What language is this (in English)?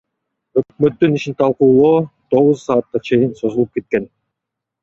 Kyrgyz